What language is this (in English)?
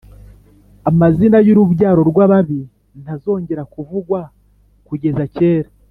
Kinyarwanda